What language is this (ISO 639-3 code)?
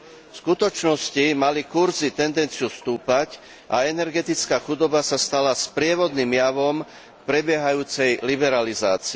slk